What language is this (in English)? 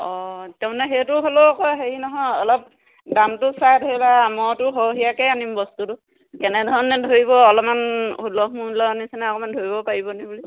Assamese